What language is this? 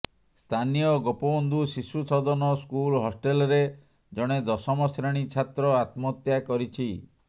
Odia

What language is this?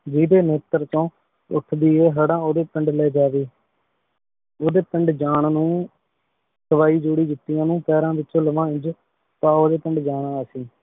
Punjabi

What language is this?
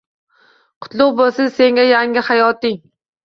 Uzbek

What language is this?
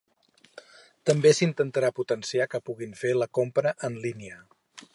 Catalan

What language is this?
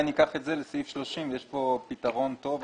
Hebrew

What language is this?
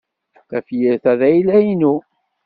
Kabyle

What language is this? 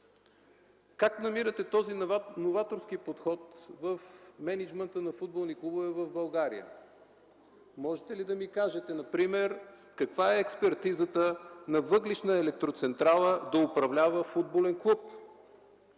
Bulgarian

